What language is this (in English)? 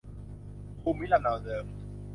Thai